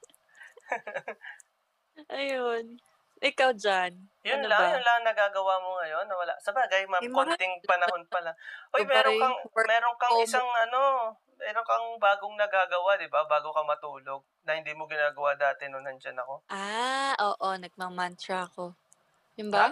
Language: Filipino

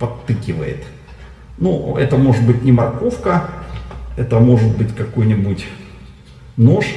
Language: Russian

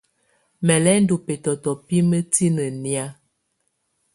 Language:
Tunen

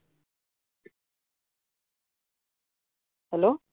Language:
Punjabi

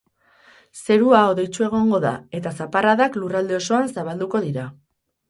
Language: Basque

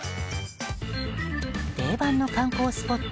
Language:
Japanese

